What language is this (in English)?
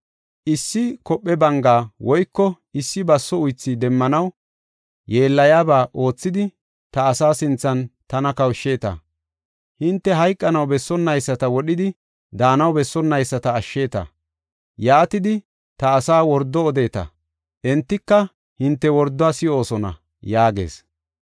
Gofa